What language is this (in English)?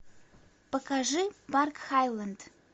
Russian